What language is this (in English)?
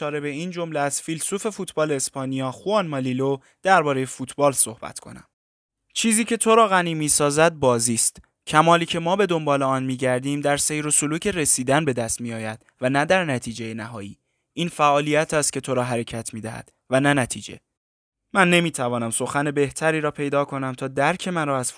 Persian